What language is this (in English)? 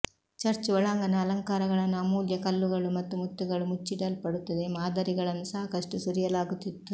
Kannada